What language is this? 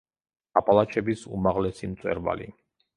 Georgian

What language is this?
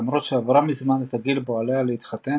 Hebrew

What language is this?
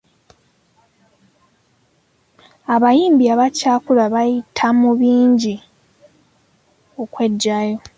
Ganda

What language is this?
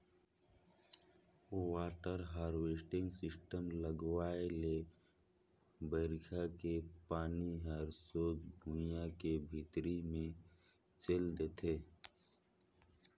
Chhattisgarhi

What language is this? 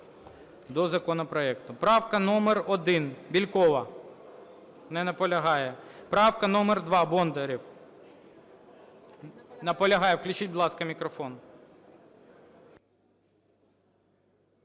Ukrainian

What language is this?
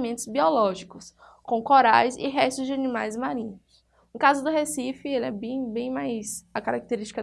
Portuguese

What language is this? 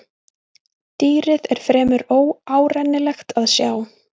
Icelandic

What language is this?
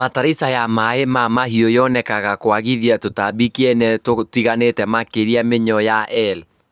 Kikuyu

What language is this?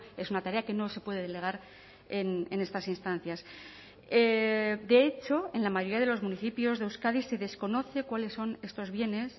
Spanish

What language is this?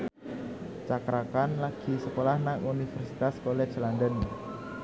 Javanese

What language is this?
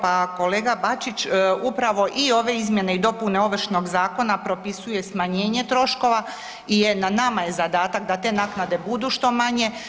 Croatian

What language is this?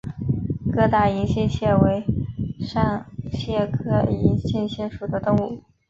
Chinese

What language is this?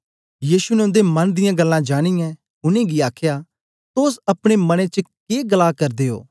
Dogri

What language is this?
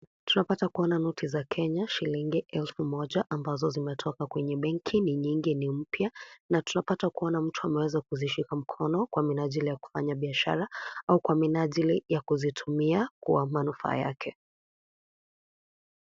Swahili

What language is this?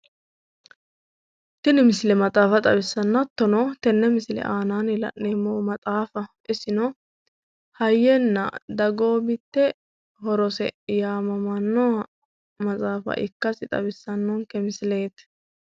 Sidamo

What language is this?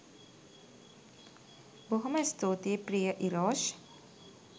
Sinhala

